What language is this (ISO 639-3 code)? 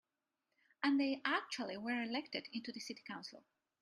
eng